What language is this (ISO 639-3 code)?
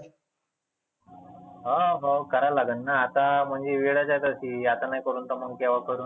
mar